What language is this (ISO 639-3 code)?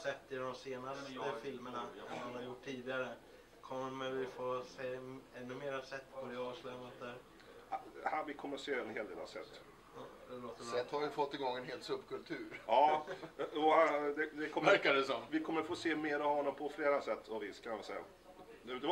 swe